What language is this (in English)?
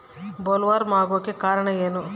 Kannada